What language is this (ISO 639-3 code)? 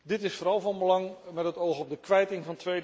nld